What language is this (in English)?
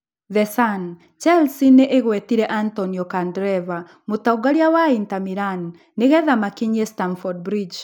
Kikuyu